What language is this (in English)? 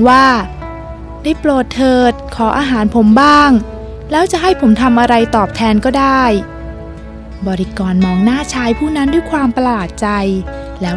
Thai